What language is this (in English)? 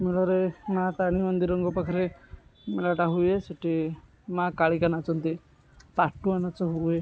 Odia